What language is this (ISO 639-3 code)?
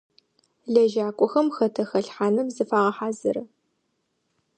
ady